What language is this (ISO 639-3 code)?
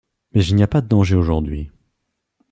fra